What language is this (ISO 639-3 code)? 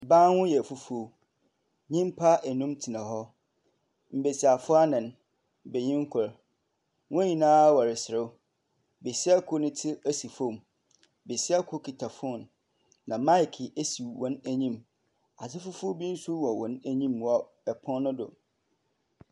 aka